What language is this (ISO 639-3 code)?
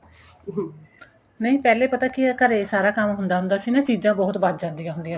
pan